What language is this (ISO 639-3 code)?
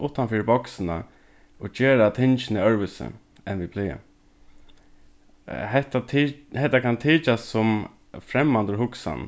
fao